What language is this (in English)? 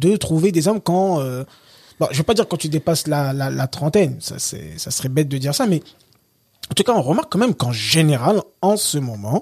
French